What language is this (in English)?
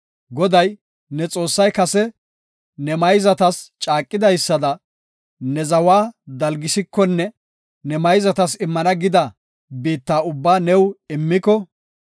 Gofa